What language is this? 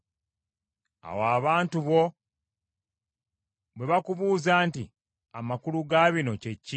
Ganda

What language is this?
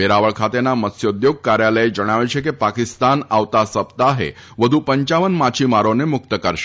Gujarati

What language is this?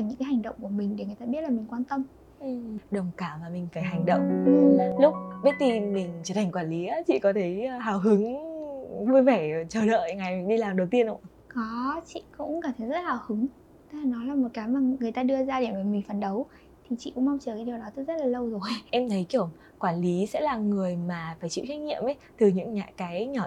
Vietnamese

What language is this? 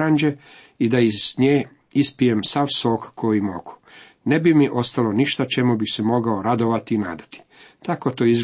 Croatian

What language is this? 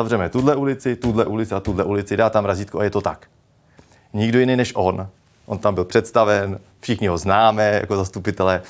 Czech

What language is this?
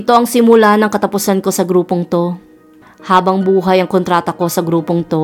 Filipino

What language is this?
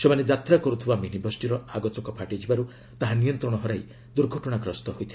Odia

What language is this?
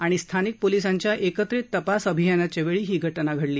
Marathi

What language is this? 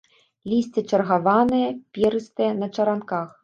Belarusian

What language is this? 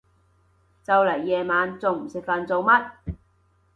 Cantonese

